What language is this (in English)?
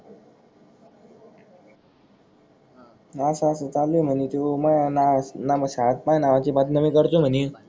Marathi